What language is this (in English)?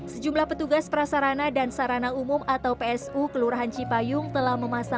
Indonesian